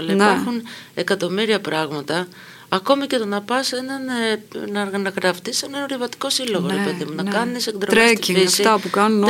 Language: Greek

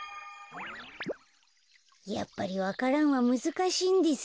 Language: Japanese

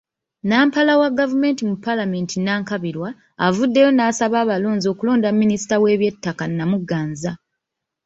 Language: Ganda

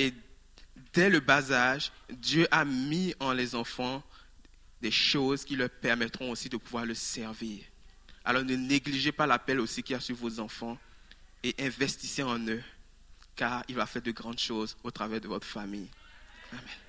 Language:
French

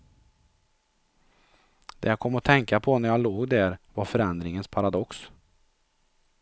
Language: Swedish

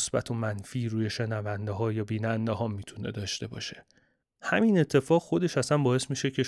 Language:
Persian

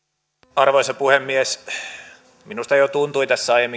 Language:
Finnish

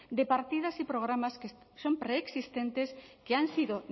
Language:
Spanish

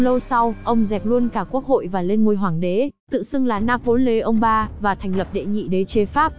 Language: Vietnamese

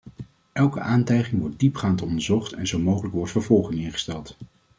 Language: Dutch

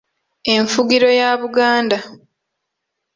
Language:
Ganda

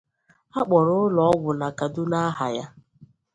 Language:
Igbo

